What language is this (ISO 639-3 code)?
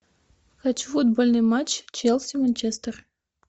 rus